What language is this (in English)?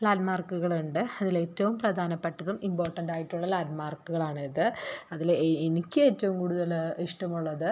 Malayalam